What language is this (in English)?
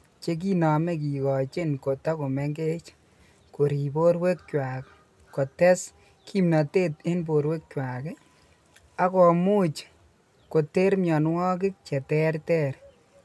Kalenjin